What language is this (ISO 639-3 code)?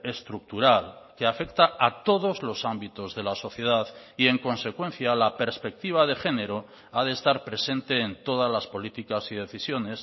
spa